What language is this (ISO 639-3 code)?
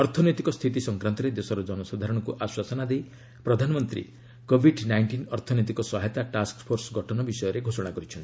ori